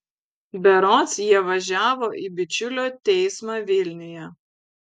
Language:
Lithuanian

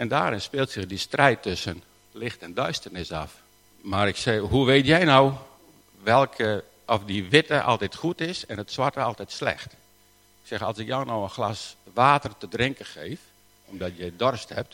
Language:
Dutch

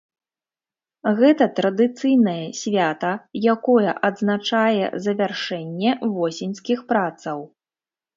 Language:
Belarusian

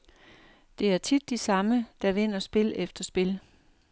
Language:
Danish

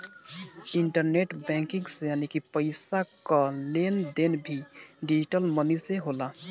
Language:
Bhojpuri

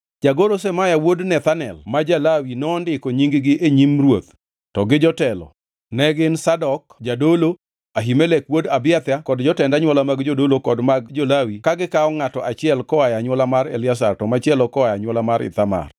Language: Luo (Kenya and Tanzania)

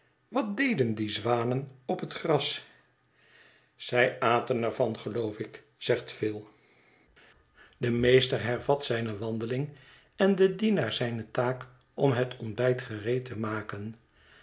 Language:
Dutch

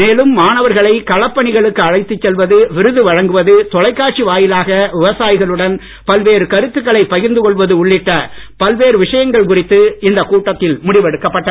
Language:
Tamil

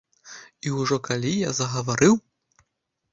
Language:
Belarusian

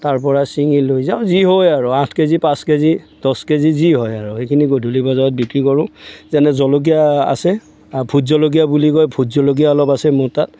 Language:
Assamese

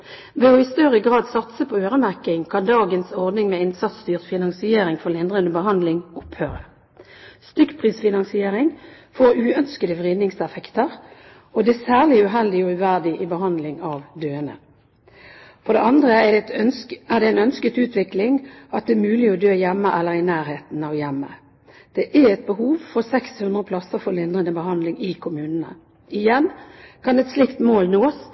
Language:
Norwegian Bokmål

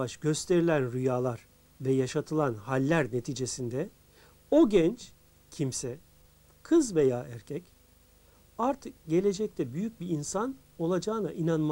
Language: Turkish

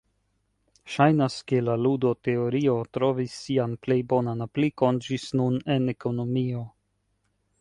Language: Esperanto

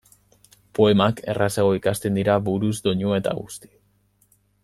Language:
Basque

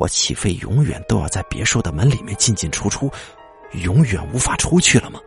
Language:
Chinese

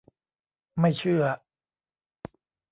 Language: Thai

